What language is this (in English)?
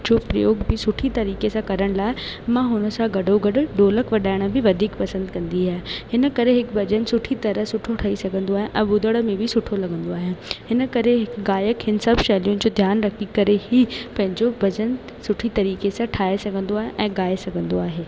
Sindhi